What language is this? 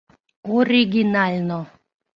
Mari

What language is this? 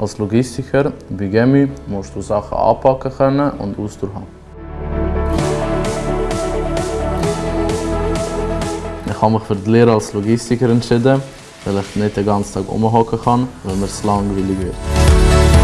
German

